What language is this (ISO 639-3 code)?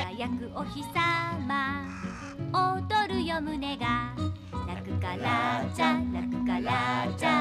jpn